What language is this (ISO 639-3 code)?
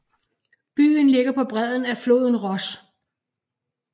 dan